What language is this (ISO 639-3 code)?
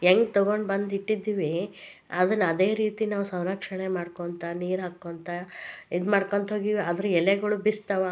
kan